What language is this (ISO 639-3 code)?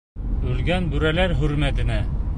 bak